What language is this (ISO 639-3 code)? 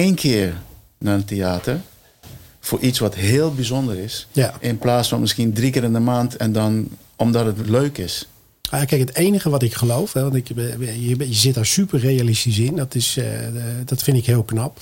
nld